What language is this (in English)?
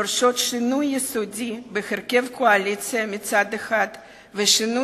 Hebrew